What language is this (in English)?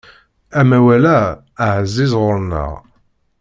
Kabyle